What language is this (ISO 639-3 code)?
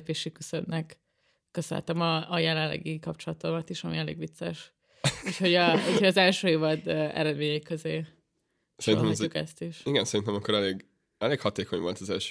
hun